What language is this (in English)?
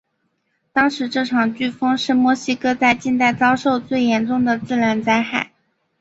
Chinese